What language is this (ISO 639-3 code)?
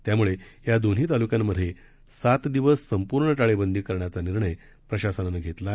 mar